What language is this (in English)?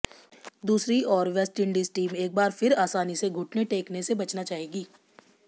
Hindi